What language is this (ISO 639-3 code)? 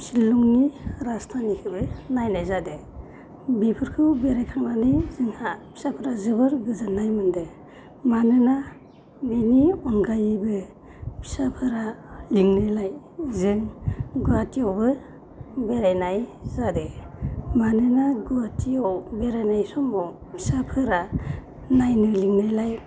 brx